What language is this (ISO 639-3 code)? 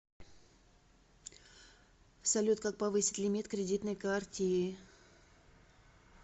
rus